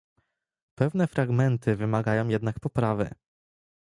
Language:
Polish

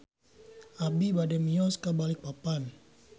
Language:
Sundanese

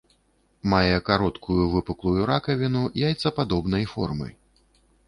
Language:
Belarusian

